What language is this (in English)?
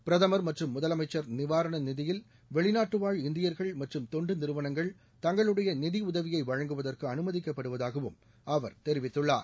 Tamil